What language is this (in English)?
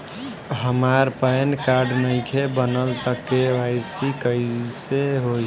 Bhojpuri